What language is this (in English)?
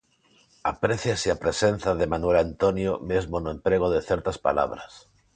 Galician